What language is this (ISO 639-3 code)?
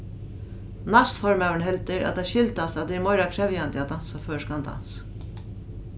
fao